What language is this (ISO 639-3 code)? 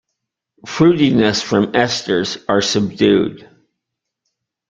eng